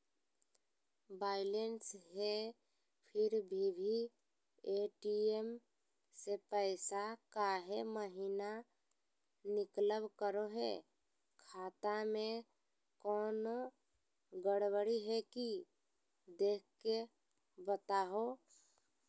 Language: Magahi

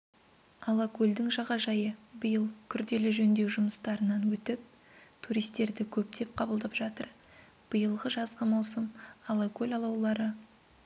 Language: Kazakh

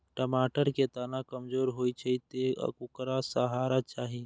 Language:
Maithili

